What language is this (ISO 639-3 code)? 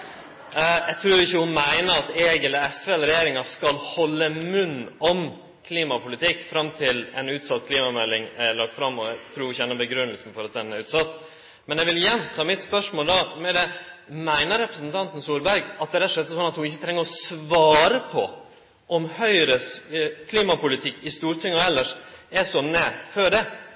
nno